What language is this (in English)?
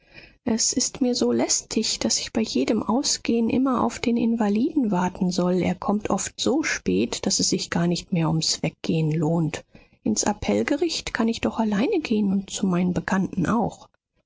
German